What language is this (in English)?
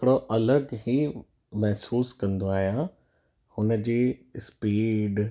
Sindhi